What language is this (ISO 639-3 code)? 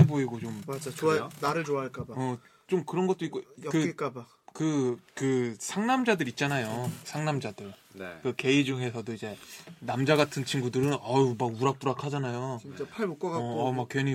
kor